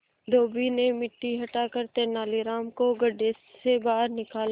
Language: Hindi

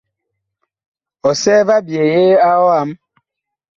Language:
Bakoko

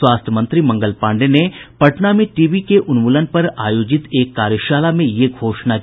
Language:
Hindi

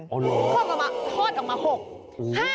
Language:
Thai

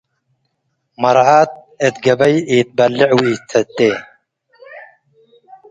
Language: Tigre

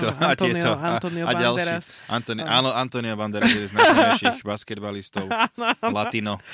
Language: Slovak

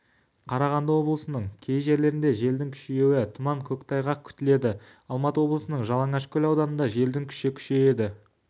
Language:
Kazakh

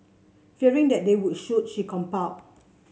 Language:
English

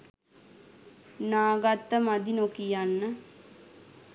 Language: Sinhala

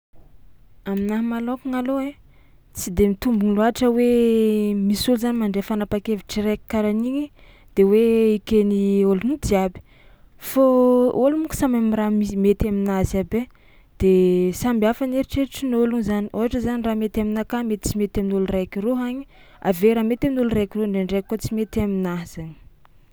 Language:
Tsimihety Malagasy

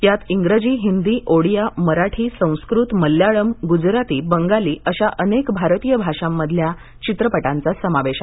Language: Marathi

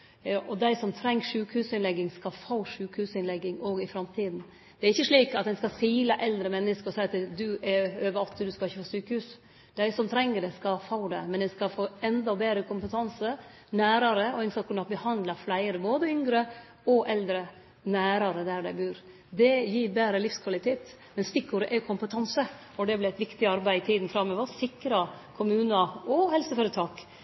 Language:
Norwegian Nynorsk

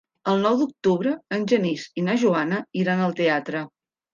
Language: Catalan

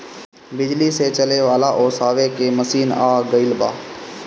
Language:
Bhojpuri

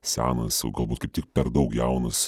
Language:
Lithuanian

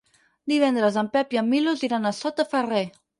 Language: Catalan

